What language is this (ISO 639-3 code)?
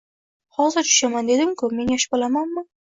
uzb